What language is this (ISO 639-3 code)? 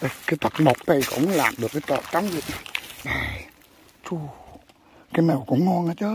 vie